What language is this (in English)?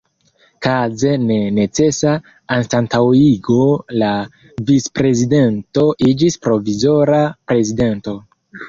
Esperanto